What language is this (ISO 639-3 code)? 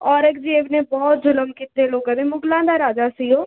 pan